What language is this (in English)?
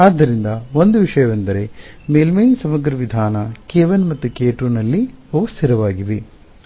Kannada